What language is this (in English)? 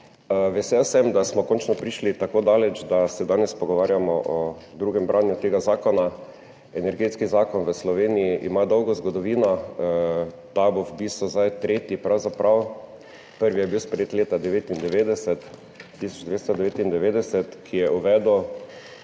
Slovenian